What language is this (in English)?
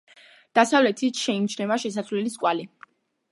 Georgian